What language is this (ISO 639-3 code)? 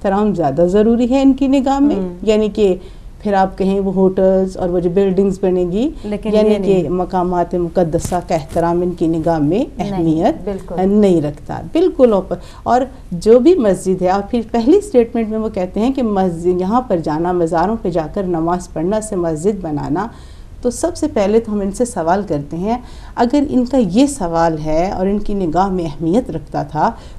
hin